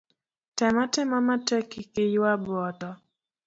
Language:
Luo (Kenya and Tanzania)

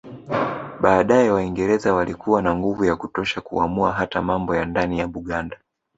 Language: Swahili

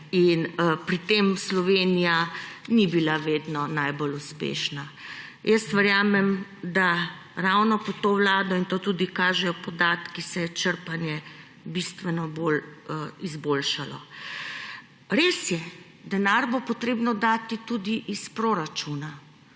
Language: Slovenian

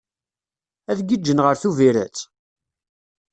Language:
Kabyle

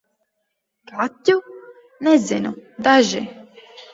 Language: Latvian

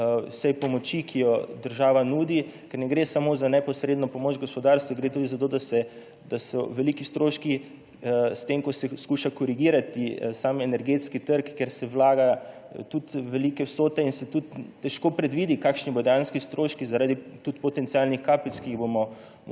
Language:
Slovenian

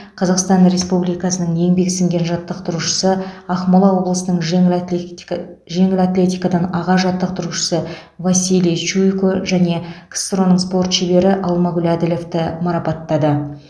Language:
Kazakh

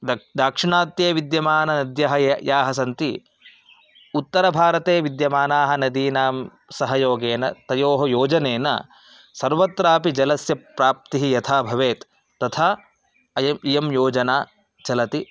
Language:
Sanskrit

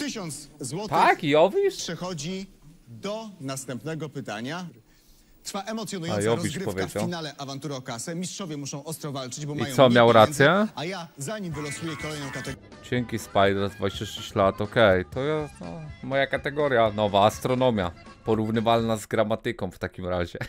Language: Polish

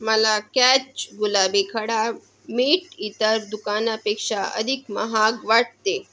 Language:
Marathi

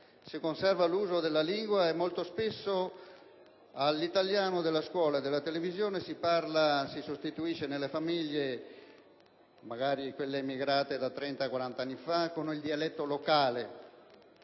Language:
Italian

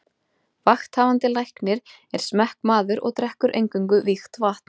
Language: Icelandic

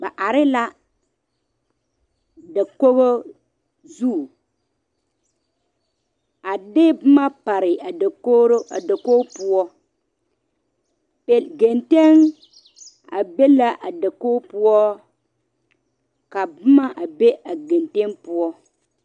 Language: Southern Dagaare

